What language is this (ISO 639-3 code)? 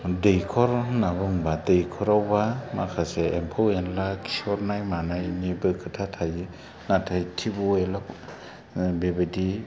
brx